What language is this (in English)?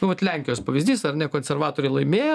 Lithuanian